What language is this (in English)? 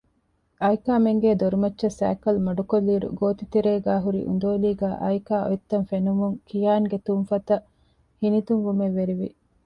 Divehi